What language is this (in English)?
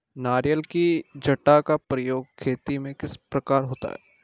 Hindi